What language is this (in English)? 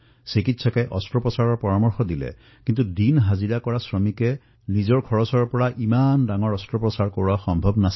Assamese